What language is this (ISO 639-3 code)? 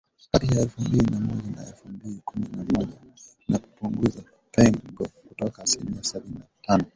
swa